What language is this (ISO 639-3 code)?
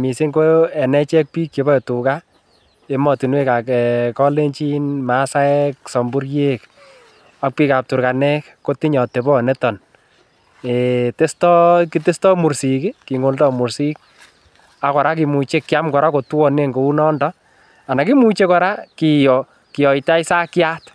kln